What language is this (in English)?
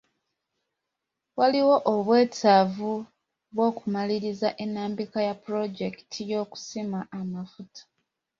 Ganda